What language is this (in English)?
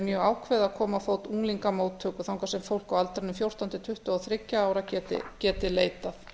Icelandic